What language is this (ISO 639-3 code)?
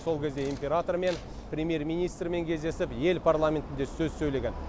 kaz